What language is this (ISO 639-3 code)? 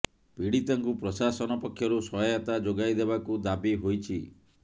ori